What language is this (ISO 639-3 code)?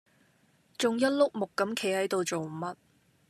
yue